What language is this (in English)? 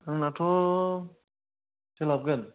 Bodo